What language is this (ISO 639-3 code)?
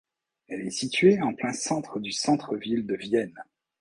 fra